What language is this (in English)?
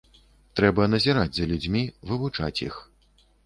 Belarusian